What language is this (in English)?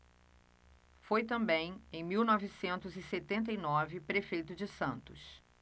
Portuguese